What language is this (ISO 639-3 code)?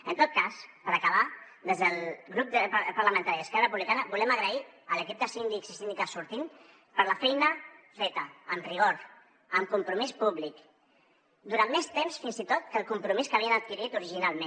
cat